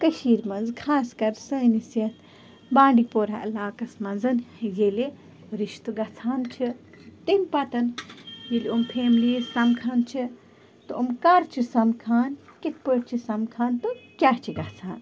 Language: Kashmiri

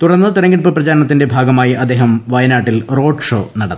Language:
Malayalam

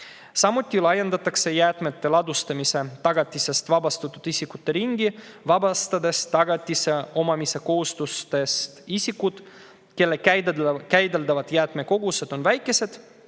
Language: Estonian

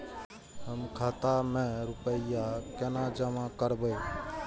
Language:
Maithili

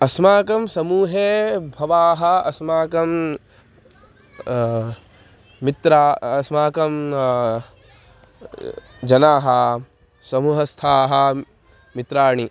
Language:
Sanskrit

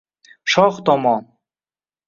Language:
Uzbek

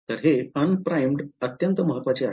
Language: Marathi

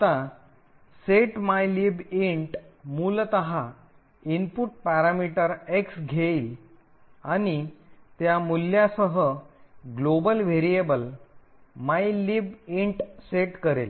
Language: Marathi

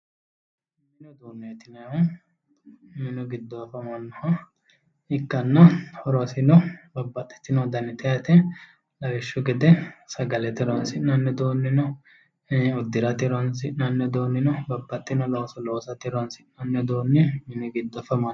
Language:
Sidamo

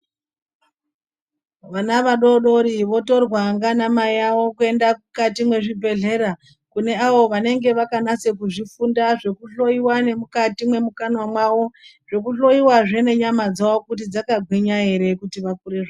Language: Ndau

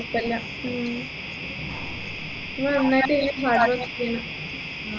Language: Malayalam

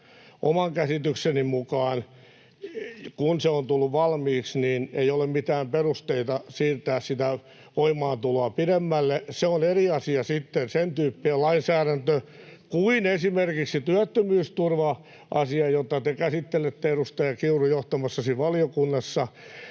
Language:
Finnish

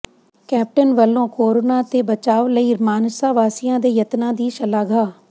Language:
Punjabi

